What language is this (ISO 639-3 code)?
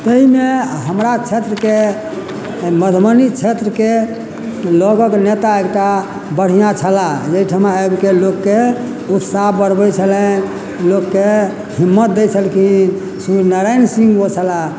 mai